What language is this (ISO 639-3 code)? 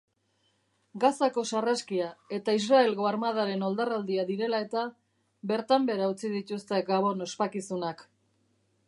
eus